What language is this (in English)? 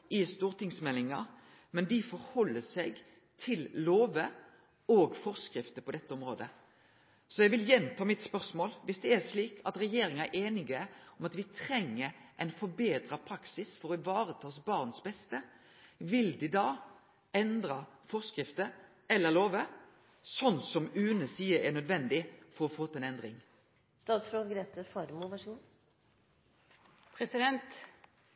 Norwegian Nynorsk